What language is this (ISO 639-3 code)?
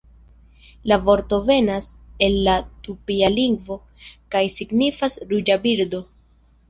epo